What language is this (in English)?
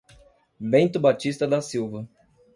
Portuguese